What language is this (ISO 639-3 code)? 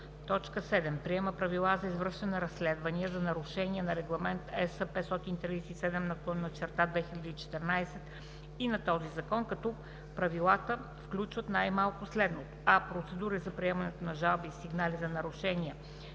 bul